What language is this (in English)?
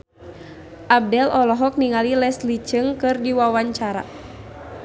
Sundanese